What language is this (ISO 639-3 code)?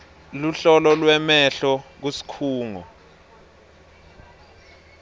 ssw